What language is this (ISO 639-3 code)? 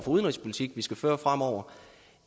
dan